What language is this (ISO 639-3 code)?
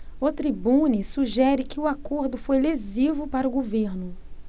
por